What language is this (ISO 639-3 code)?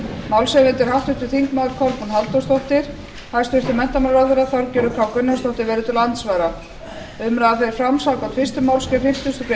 isl